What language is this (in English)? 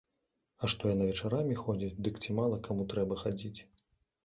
Belarusian